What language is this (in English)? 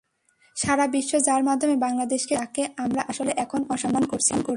Bangla